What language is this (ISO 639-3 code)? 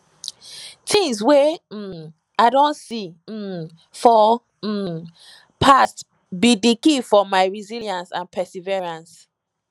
pcm